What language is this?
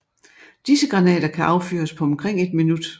Danish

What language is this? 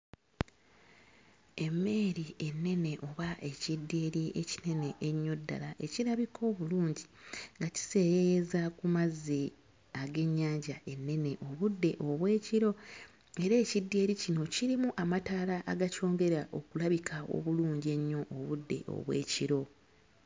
Ganda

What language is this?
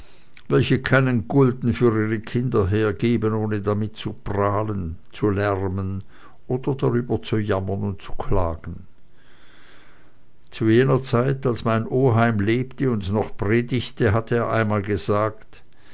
German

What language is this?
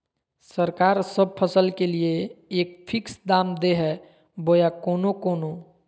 Magahi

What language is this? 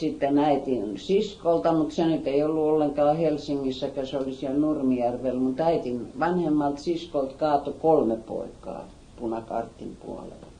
Finnish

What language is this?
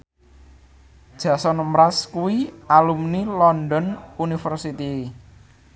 Javanese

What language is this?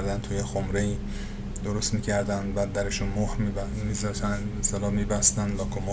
Persian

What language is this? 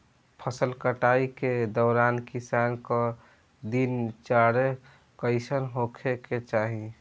Bhojpuri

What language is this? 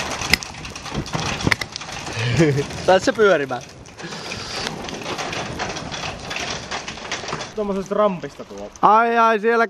Finnish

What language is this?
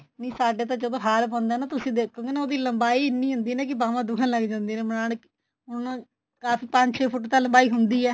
Punjabi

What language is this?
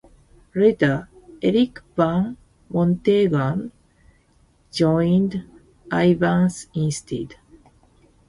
English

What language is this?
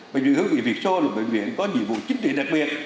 Vietnamese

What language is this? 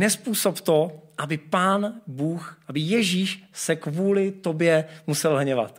Czech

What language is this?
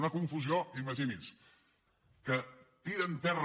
Catalan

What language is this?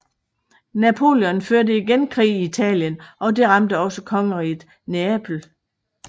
Danish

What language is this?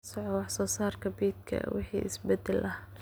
Somali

